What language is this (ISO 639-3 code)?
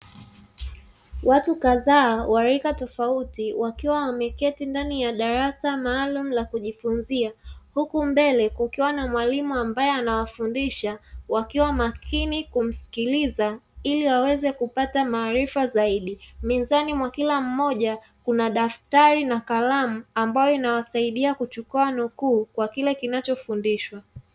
swa